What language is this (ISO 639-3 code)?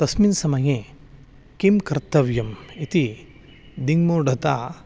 san